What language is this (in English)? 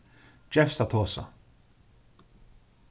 Faroese